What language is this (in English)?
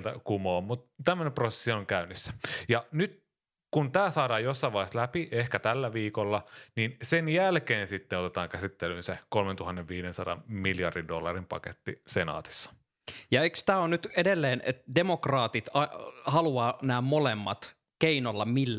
Finnish